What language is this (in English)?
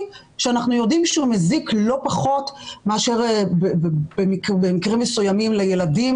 Hebrew